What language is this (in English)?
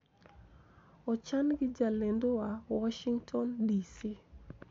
Luo (Kenya and Tanzania)